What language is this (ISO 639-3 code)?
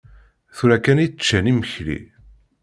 kab